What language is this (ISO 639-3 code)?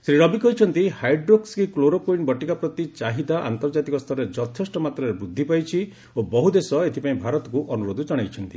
ori